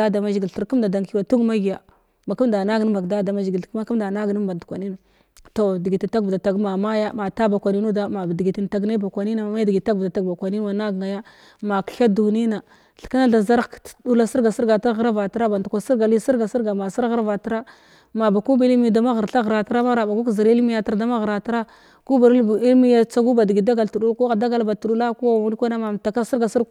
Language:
Glavda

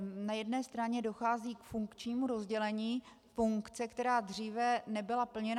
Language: Czech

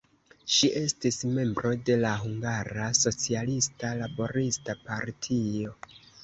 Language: Esperanto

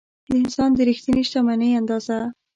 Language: Pashto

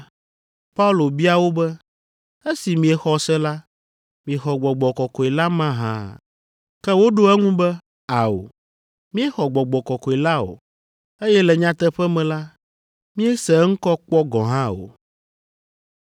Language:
Ewe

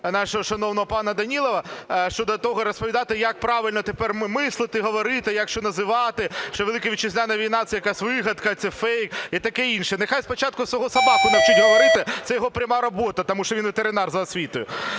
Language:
Ukrainian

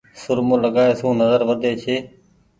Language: Goaria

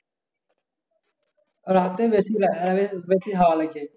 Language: Bangla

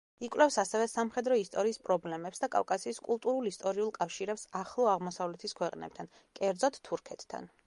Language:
Georgian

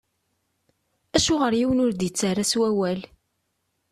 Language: Kabyle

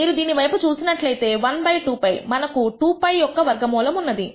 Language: Telugu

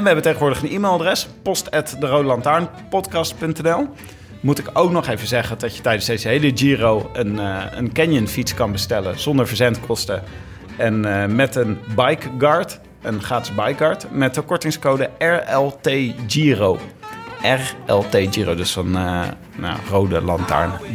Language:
Dutch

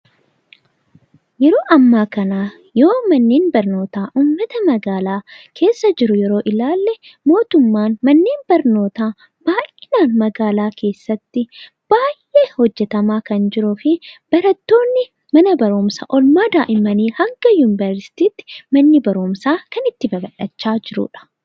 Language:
Oromo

